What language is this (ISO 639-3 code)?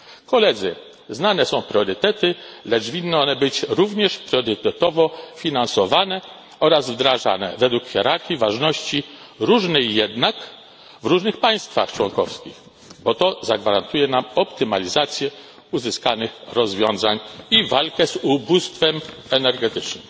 pol